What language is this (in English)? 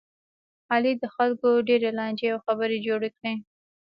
Pashto